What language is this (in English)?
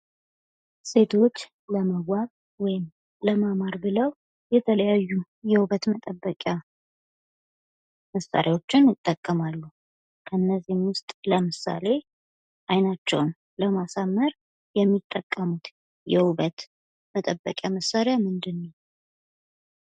Amharic